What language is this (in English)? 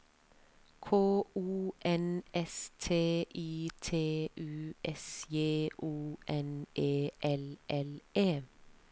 Norwegian